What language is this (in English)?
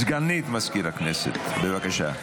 Hebrew